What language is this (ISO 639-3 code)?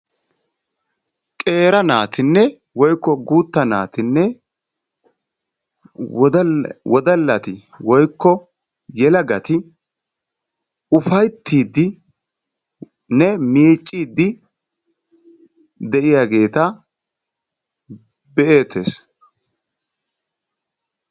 wal